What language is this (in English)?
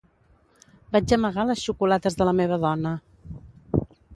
Catalan